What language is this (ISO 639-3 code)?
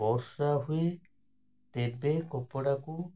ori